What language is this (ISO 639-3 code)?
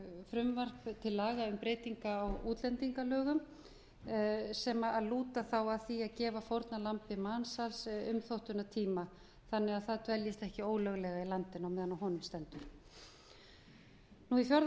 isl